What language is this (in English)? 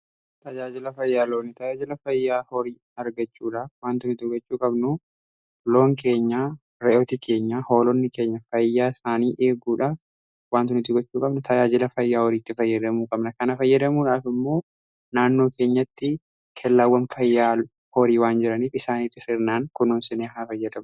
Oromo